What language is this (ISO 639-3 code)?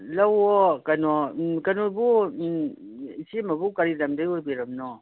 mni